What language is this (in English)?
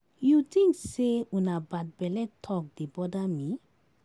Nigerian Pidgin